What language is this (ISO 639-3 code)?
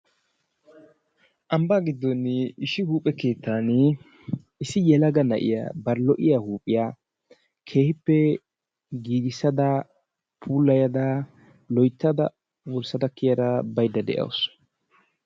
wal